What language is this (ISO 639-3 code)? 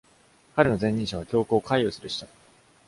jpn